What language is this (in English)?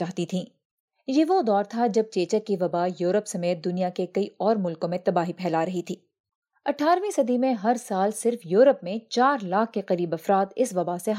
Urdu